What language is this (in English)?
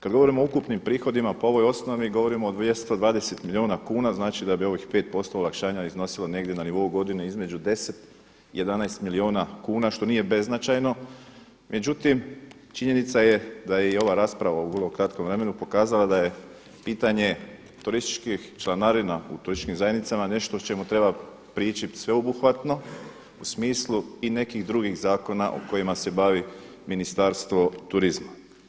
Croatian